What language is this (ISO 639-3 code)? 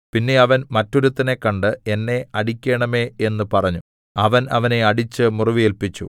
mal